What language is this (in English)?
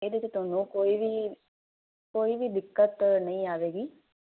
Punjabi